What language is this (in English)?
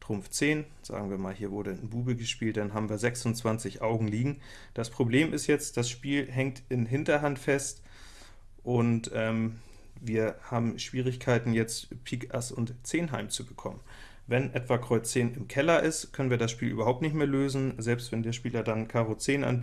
German